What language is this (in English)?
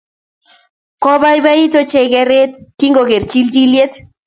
Kalenjin